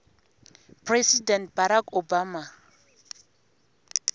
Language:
Tsonga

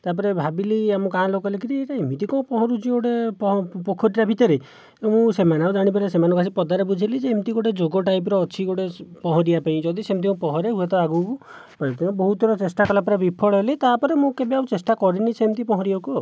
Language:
Odia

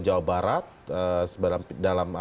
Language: Indonesian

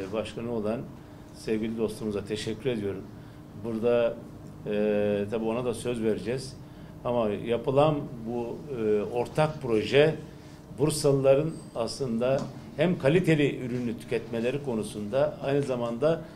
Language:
Turkish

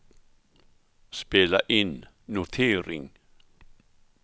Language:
Swedish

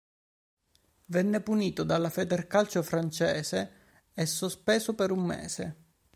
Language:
Italian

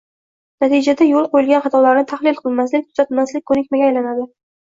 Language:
Uzbek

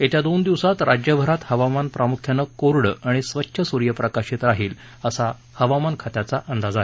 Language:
Marathi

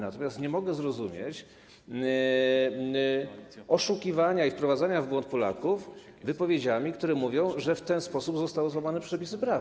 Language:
Polish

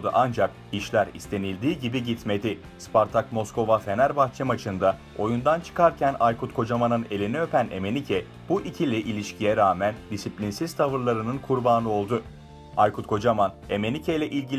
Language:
Turkish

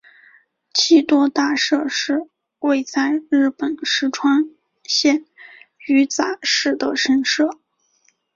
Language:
Chinese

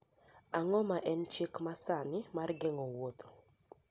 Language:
Luo (Kenya and Tanzania)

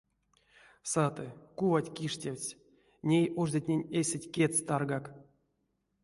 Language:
Erzya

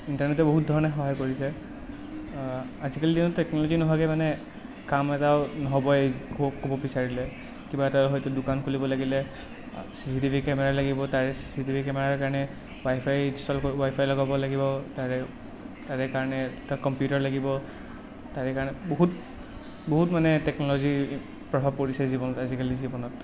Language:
Assamese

